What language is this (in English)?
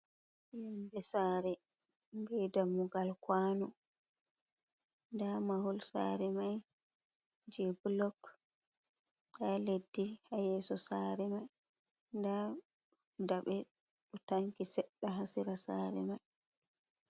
Fula